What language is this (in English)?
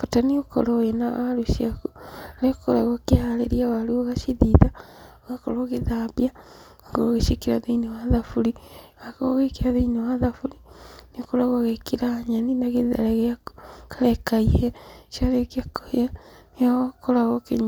Kikuyu